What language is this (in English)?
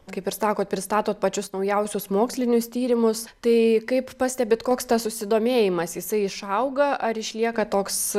Lithuanian